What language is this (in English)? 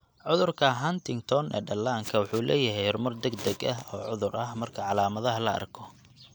Somali